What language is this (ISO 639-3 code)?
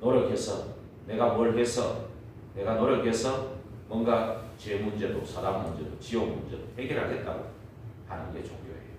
kor